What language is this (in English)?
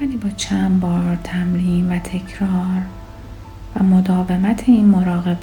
Persian